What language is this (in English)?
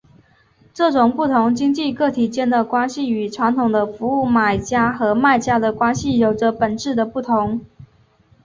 Chinese